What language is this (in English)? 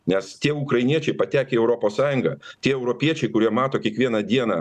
Lithuanian